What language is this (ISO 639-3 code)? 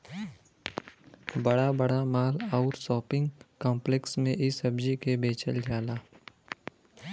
bho